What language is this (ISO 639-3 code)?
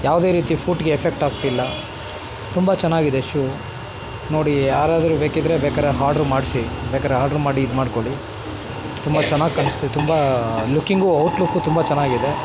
kan